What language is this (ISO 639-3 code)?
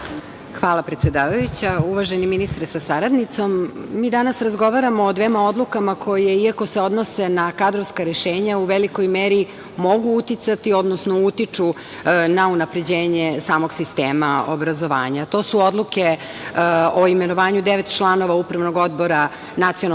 srp